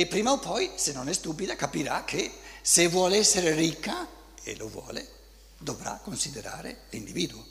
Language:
Italian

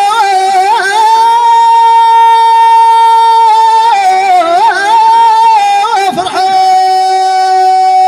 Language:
Arabic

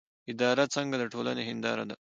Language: Pashto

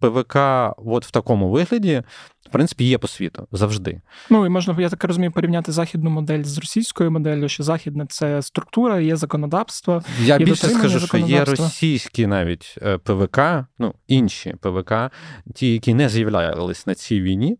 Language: Ukrainian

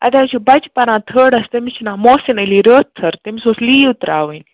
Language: Kashmiri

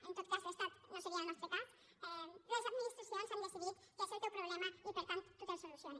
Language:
Catalan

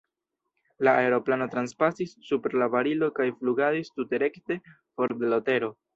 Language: Esperanto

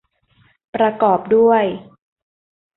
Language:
Thai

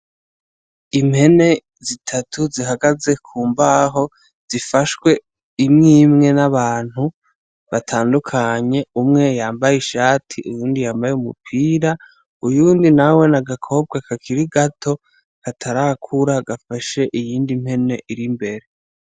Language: Rundi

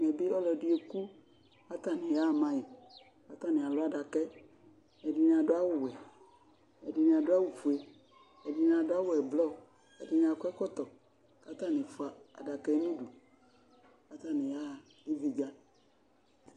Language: Ikposo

